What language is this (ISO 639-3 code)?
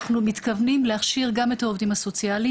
heb